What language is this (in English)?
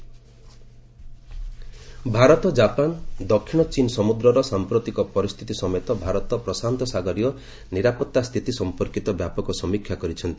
Odia